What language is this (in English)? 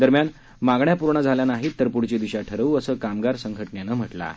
Marathi